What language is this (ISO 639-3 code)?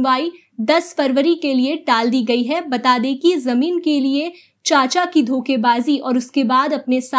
hin